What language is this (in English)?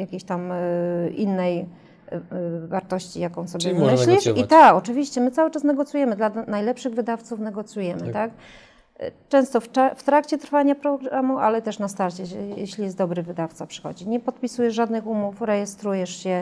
Polish